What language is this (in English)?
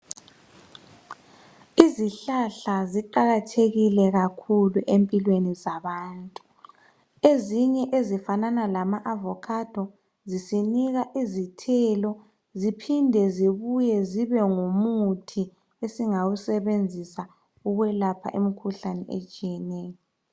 North Ndebele